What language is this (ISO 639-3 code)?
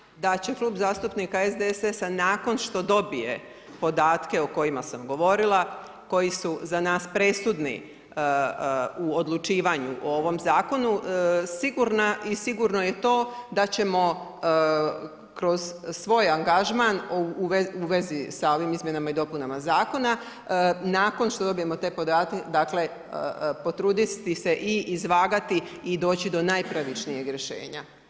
hrv